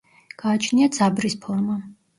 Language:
Georgian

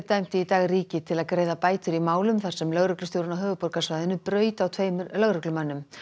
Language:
Icelandic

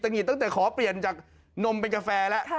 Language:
Thai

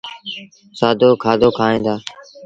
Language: Sindhi Bhil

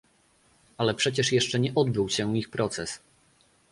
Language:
Polish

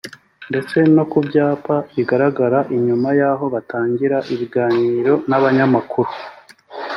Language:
Kinyarwanda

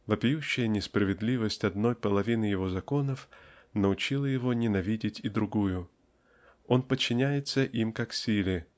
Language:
Russian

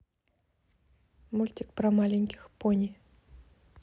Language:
Russian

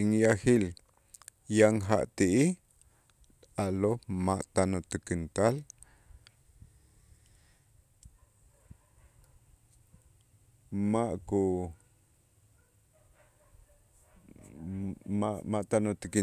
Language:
Itzá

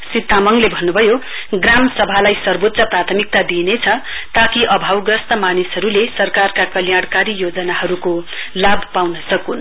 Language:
Nepali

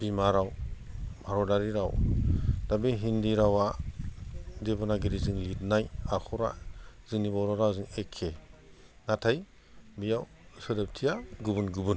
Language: Bodo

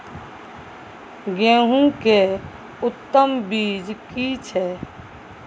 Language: Maithili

